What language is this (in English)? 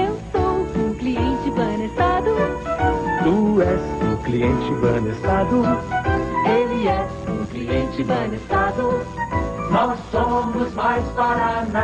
Portuguese